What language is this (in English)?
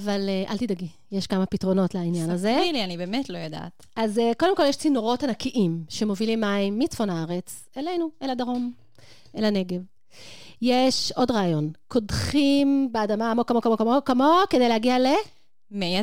Hebrew